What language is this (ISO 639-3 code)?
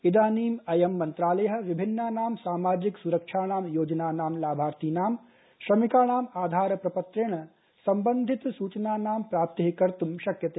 san